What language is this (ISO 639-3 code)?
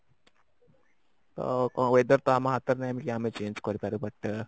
ori